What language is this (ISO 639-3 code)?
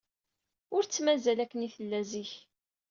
kab